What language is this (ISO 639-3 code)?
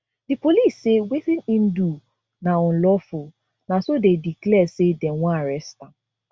pcm